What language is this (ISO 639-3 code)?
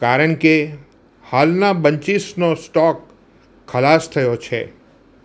guj